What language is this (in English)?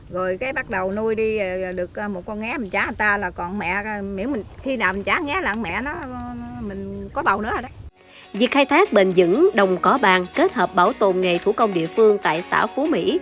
Vietnamese